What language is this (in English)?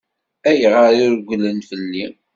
Kabyle